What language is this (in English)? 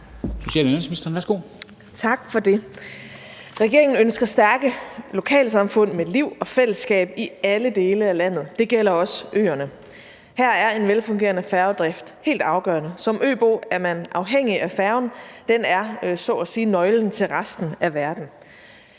Danish